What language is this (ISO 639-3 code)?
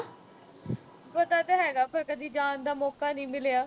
pan